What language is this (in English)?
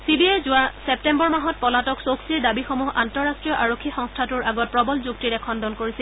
Assamese